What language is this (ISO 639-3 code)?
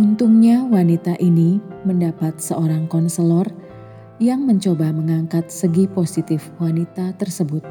ind